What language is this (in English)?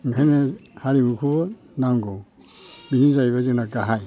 Bodo